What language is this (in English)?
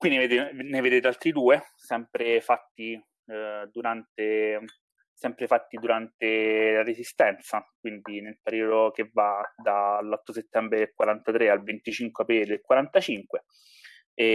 Italian